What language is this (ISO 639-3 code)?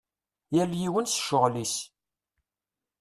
kab